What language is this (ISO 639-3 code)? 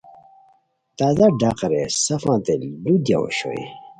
khw